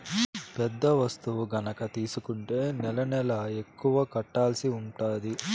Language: Telugu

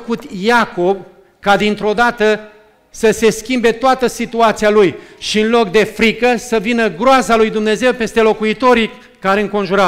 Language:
Romanian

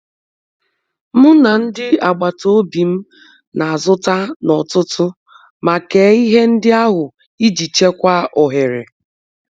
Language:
Igbo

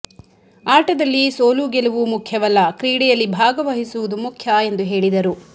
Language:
Kannada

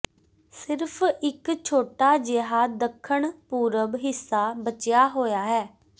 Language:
Punjabi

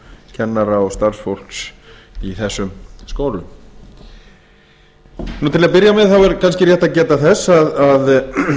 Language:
Icelandic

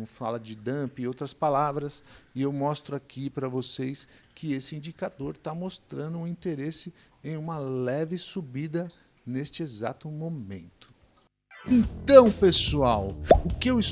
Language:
Portuguese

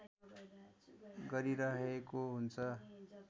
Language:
Nepali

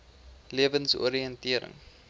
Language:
Afrikaans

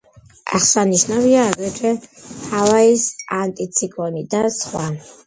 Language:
Georgian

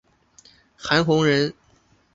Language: Chinese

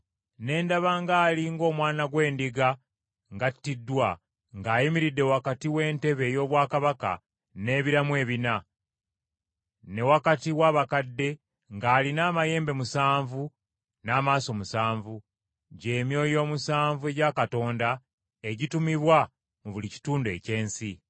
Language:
Ganda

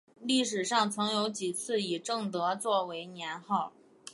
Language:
Chinese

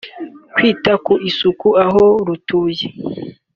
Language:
Kinyarwanda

